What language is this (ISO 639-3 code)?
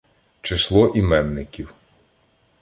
ukr